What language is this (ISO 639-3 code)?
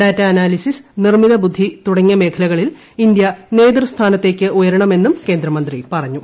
mal